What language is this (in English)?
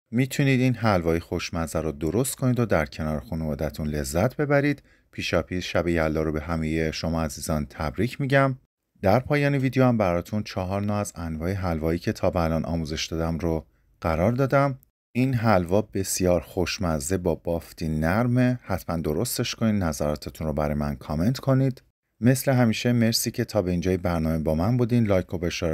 Persian